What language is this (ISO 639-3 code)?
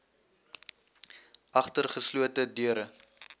afr